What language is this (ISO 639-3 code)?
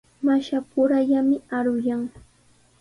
qws